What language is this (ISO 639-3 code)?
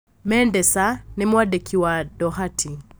kik